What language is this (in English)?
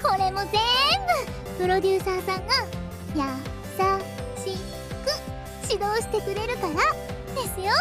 Japanese